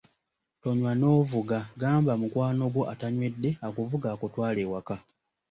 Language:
Ganda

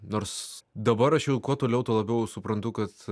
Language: Lithuanian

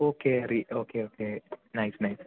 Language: Malayalam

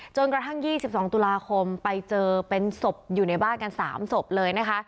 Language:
Thai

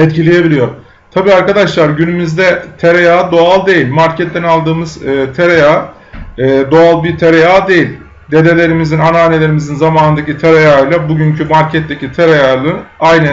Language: Turkish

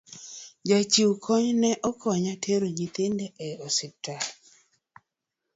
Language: Luo (Kenya and Tanzania)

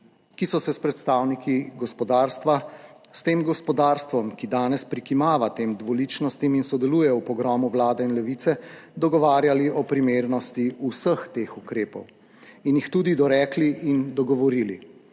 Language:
Slovenian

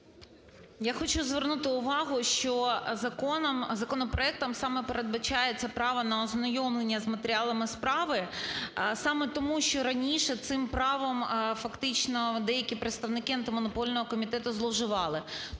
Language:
Ukrainian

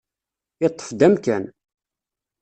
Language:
Kabyle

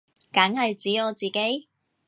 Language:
Cantonese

